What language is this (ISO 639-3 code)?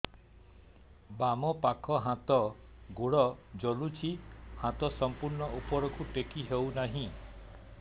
ori